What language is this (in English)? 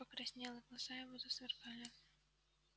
Russian